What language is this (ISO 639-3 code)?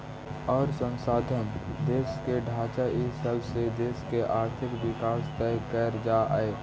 mag